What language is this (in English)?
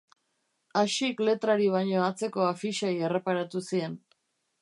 Basque